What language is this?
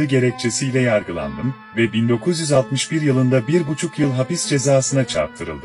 Turkish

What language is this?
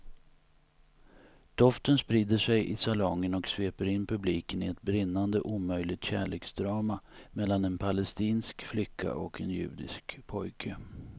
Swedish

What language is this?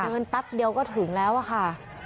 Thai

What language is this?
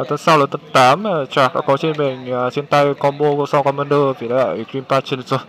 Vietnamese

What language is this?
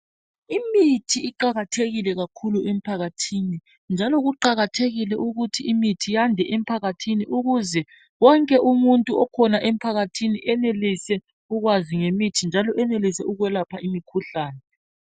North Ndebele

